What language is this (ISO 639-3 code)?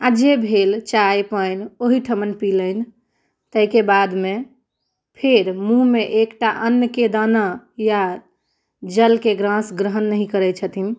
mai